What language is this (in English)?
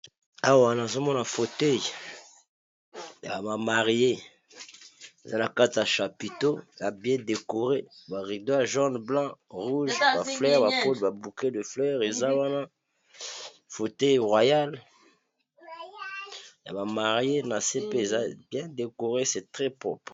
Lingala